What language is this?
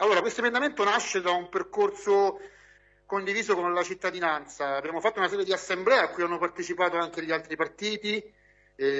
Italian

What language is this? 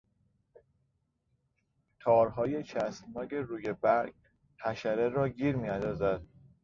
Persian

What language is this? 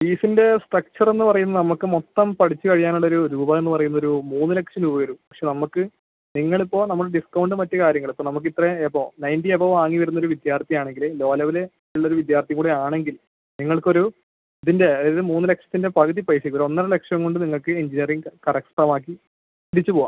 Malayalam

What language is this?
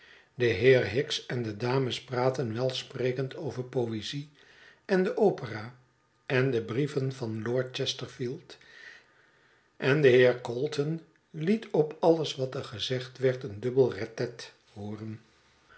Dutch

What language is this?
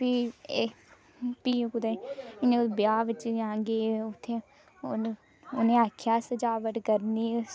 Dogri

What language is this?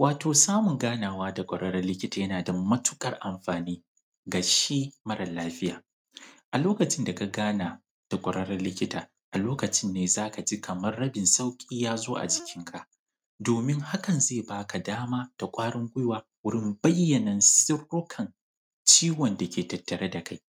Hausa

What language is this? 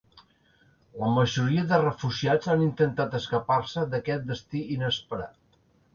Catalan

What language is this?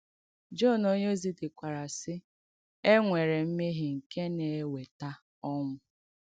Igbo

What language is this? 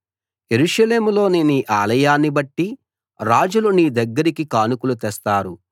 Telugu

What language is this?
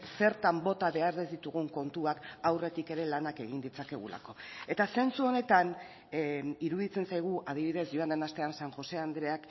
Basque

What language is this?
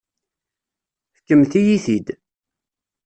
Kabyle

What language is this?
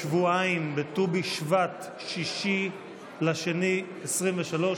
Hebrew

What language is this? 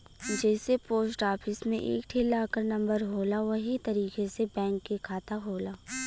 Bhojpuri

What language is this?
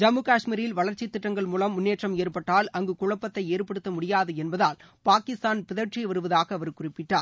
Tamil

